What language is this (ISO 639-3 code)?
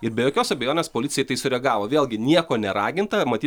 lit